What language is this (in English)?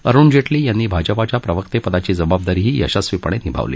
Marathi